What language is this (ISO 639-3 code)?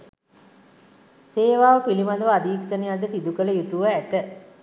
sin